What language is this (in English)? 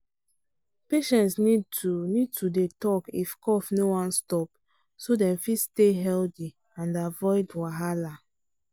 Nigerian Pidgin